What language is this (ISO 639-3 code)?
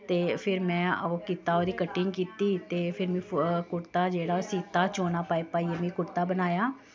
doi